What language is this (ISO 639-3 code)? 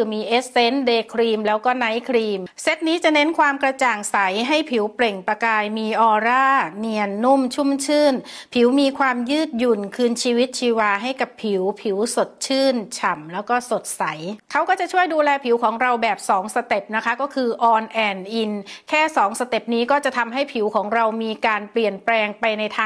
tha